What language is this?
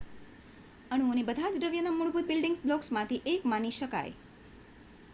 Gujarati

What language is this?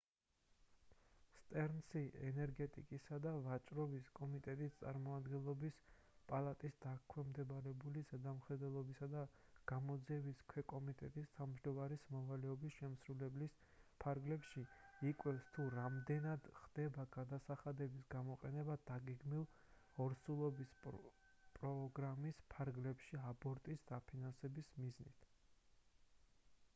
Georgian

